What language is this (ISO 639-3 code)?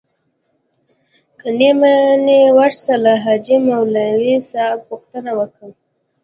pus